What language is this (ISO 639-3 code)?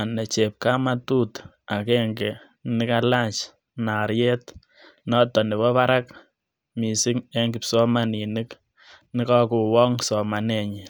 kln